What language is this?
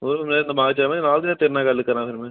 Punjabi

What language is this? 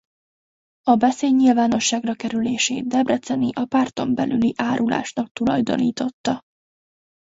Hungarian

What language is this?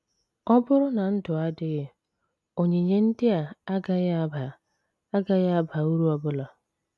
Igbo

